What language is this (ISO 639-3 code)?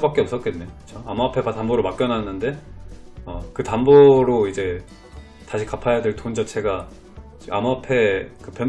kor